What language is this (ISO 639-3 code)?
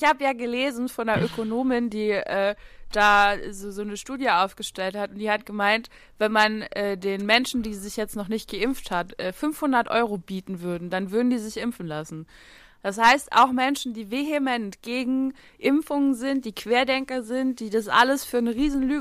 deu